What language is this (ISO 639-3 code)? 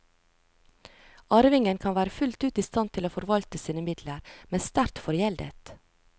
nor